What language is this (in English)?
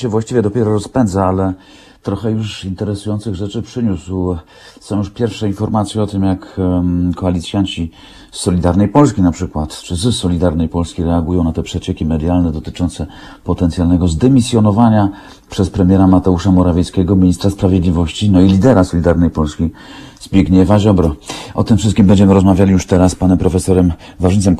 Polish